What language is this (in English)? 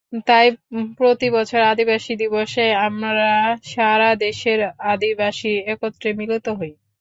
Bangla